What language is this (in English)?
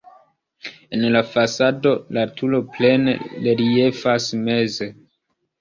Esperanto